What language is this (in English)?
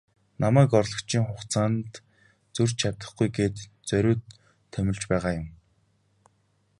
Mongolian